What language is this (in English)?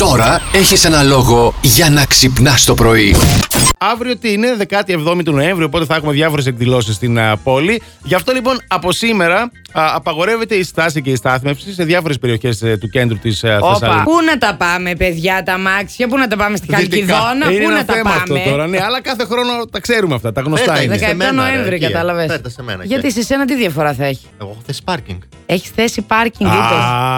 Greek